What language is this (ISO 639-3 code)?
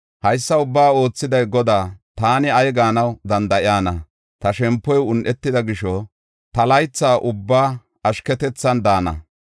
gof